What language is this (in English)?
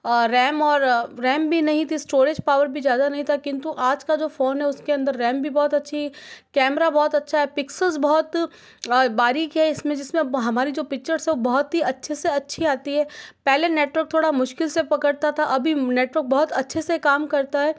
Hindi